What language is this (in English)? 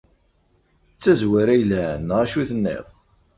Kabyle